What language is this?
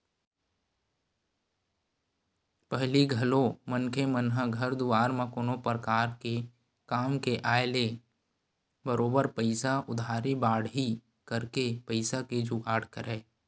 Chhattisgarhi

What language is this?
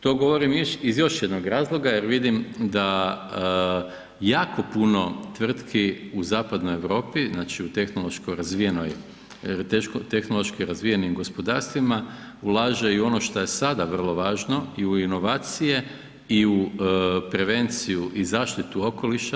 Croatian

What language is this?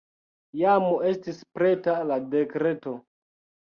Esperanto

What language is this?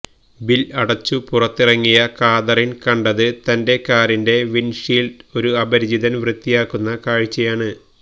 Malayalam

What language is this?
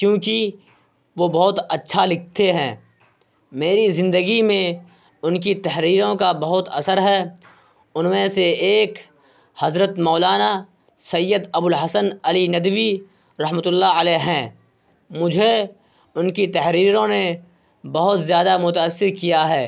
Urdu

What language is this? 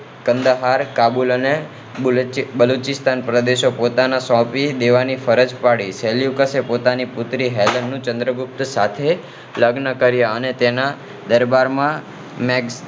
Gujarati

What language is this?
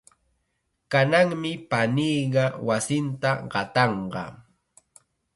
Chiquián Ancash Quechua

